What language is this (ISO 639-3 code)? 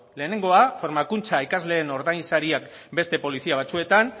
eus